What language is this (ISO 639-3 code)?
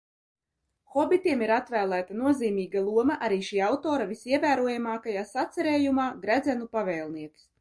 lav